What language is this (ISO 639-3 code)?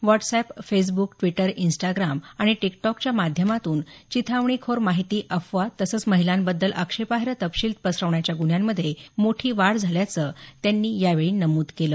mar